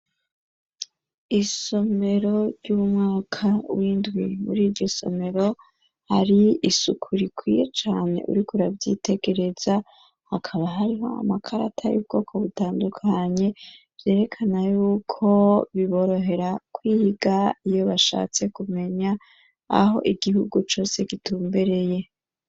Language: Rundi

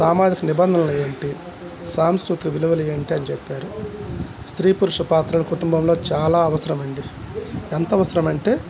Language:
Telugu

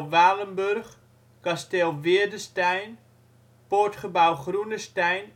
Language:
Dutch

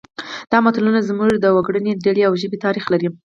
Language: Pashto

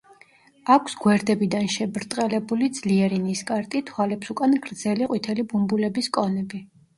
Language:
Georgian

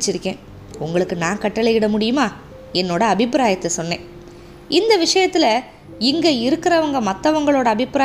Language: Tamil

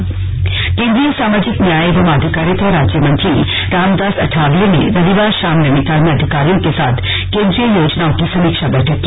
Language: Hindi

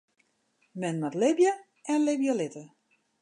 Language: Western Frisian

